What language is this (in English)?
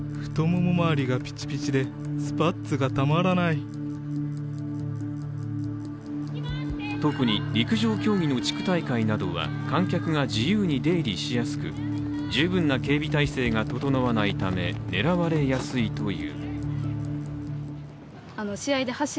Japanese